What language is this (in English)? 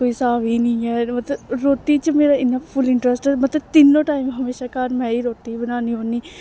Dogri